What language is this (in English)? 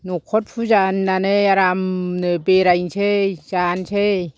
Bodo